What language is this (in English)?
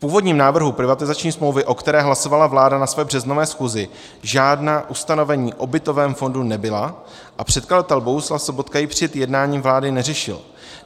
Czech